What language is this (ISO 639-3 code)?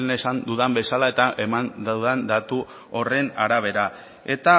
eus